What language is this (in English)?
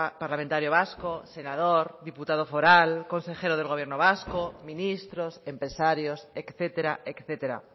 Spanish